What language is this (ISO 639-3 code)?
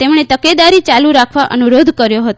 guj